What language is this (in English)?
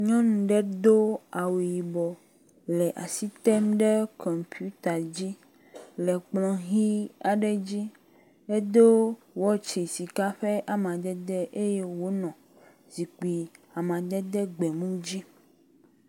Ewe